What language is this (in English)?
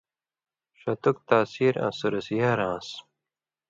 Indus Kohistani